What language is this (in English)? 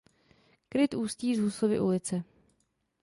Czech